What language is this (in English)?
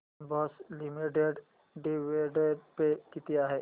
Marathi